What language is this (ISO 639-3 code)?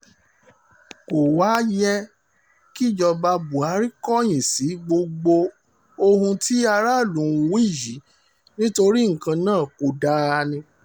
yor